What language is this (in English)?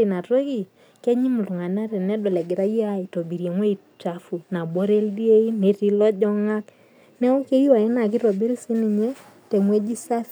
Masai